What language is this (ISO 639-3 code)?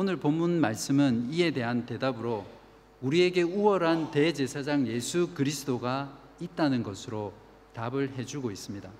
kor